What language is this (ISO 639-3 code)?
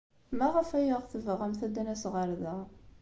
kab